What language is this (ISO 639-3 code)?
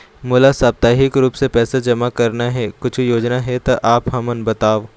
hne